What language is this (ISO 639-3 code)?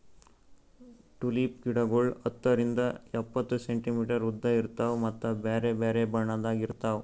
kan